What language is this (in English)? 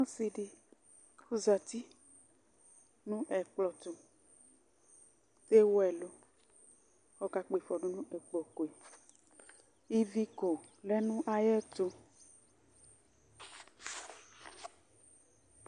Ikposo